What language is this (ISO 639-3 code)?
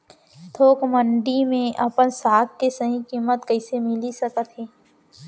hne